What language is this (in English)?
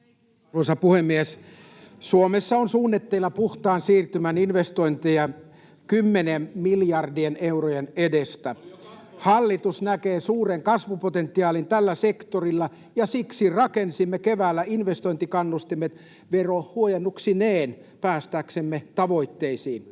Finnish